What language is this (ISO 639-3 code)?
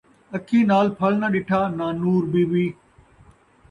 skr